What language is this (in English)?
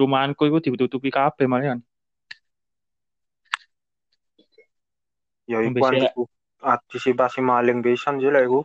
Indonesian